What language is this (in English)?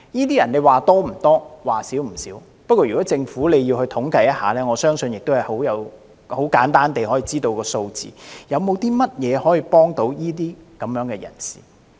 Cantonese